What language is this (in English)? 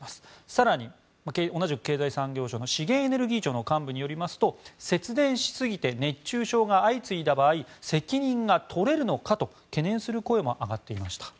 Japanese